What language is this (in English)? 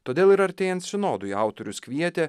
Lithuanian